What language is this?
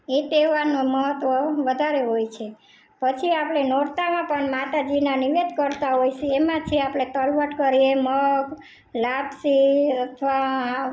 Gujarati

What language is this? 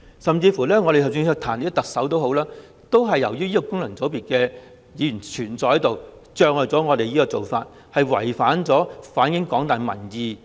Cantonese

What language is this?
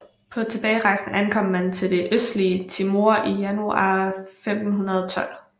Danish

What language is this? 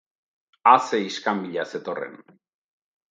Basque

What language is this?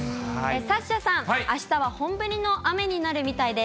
Japanese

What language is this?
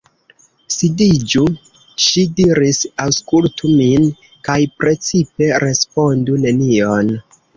Esperanto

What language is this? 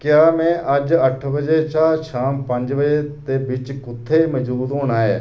Dogri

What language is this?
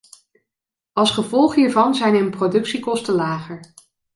Dutch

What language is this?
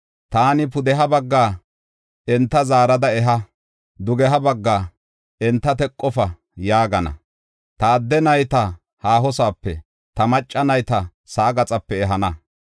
Gofa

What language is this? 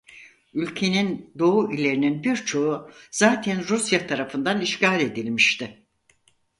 Turkish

